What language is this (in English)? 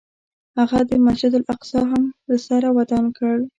Pashto